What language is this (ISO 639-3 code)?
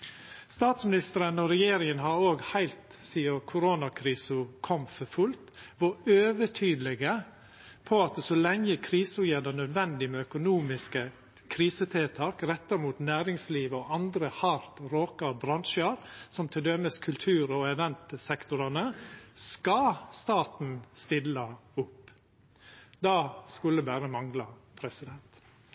nno